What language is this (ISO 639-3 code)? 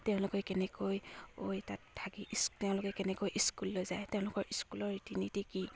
asm